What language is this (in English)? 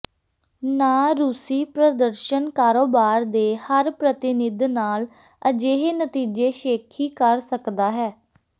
Punjabi